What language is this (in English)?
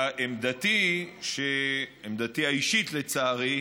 Hebrew